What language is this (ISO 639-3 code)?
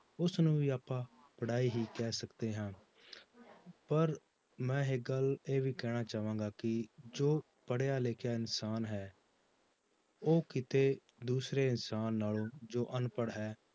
pan